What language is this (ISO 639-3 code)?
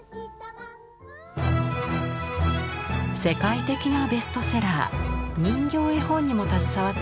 jpn